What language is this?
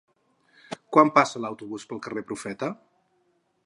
Catalan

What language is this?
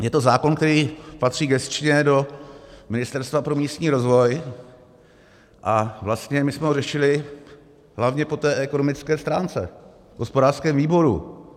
Czech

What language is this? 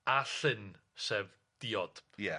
Welsh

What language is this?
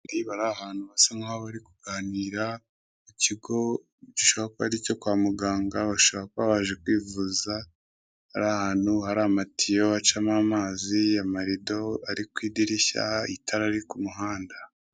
Kinyarwanda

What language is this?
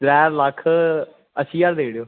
Dogri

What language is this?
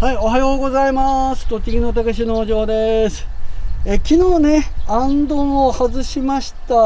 Japanese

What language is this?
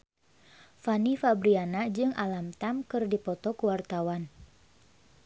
Sundanese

